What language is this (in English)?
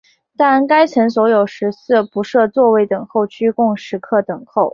Chinese